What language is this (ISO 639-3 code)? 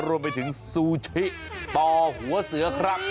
tha